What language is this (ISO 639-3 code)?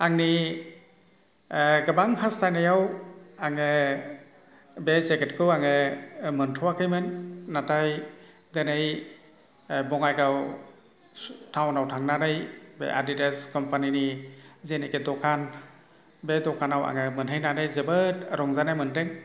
brx